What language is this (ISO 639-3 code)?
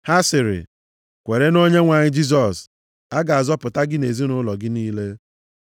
ibo